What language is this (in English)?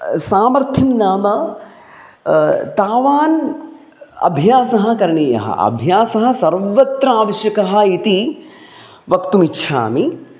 Sanskrit